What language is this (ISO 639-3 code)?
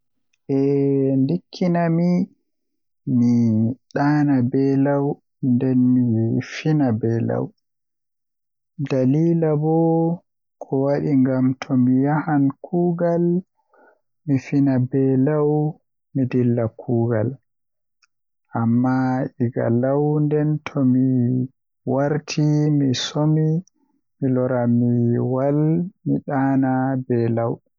fuh